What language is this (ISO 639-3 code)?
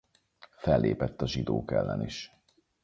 hun